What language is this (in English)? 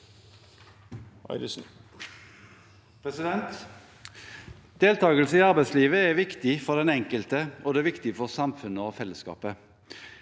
Norwegian